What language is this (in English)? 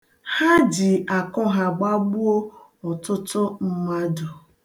Igbo